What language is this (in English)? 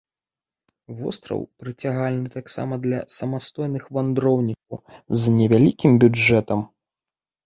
Belarusian